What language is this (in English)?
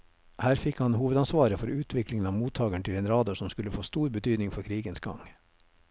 Norwegian